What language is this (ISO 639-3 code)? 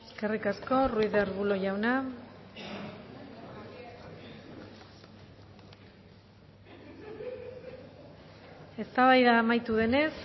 eus